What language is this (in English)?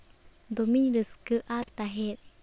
Santali